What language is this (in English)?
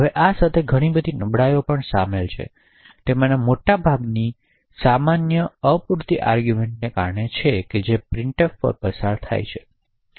Gujarati